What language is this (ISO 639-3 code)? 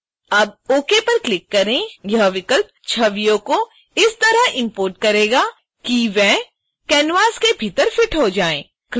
hin